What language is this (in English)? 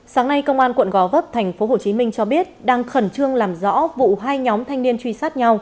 Vietnamese